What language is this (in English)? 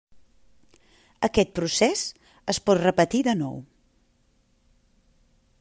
Catalan